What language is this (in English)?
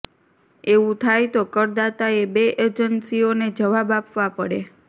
Gujarati